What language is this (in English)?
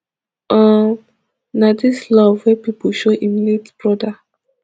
Nigerian Pidgin